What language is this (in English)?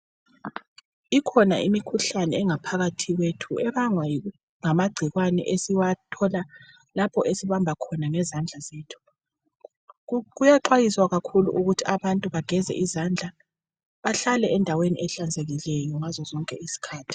North Ndebele